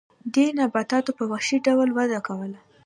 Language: Pashto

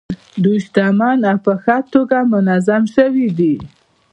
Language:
Pashto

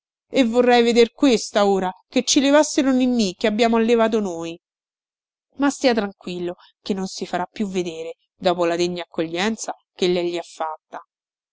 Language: Italian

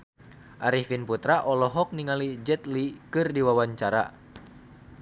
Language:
Sundanese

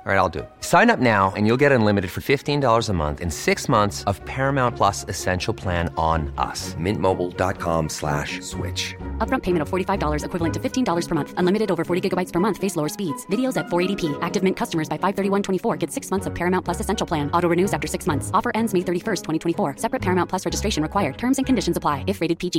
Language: Swedish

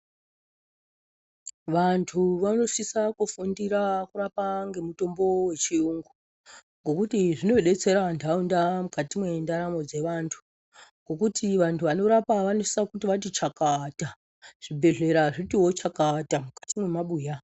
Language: Ndau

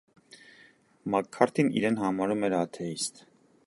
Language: Armenian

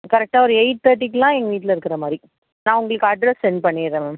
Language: Tamil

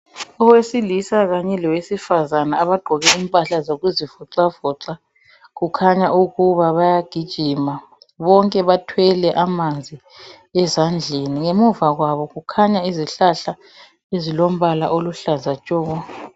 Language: North Ndebele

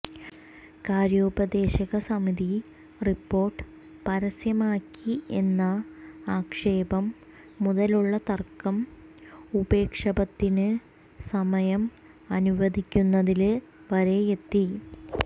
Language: Malayalam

